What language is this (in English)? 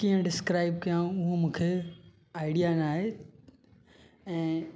Sindhi